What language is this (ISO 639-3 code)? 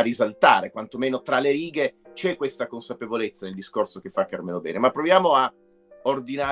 ita